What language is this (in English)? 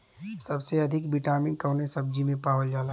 Bhojpuri